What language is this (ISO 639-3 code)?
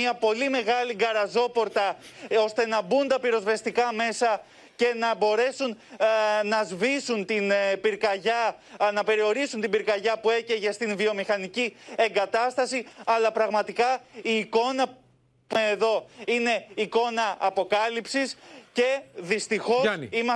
ell